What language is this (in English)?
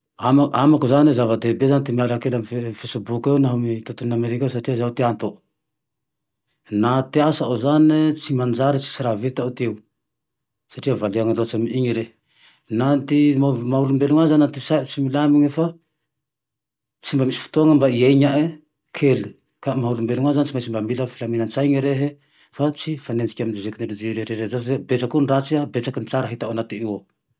Tandroy-Mahafaly Malagasy